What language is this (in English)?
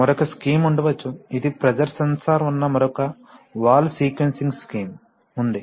Telugu